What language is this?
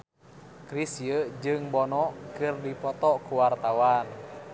Sundanese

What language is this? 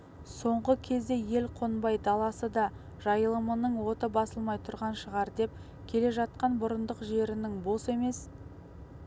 Kazakh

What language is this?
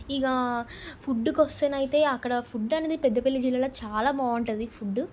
Telugu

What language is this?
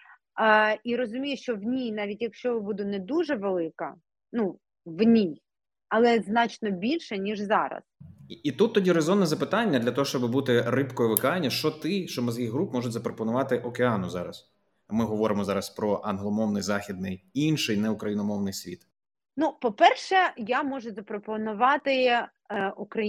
Ukrainian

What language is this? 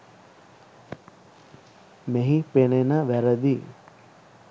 Sinhala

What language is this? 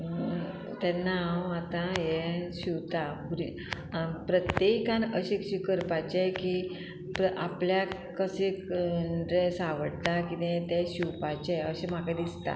Konkani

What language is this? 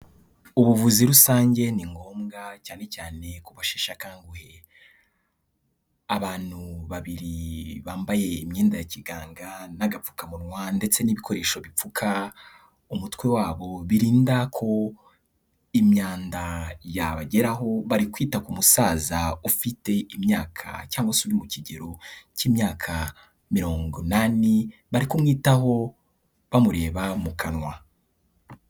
Kinyarwanda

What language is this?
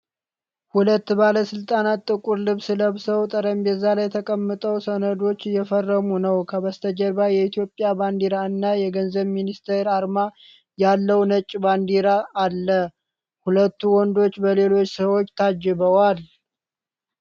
Amharic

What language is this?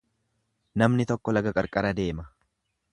Oromo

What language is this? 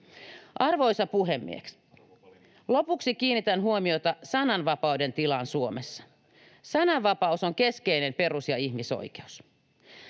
Finnish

